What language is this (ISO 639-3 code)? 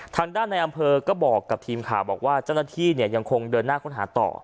tha